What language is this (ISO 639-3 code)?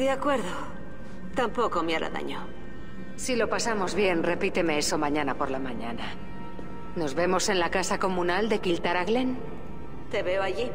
spa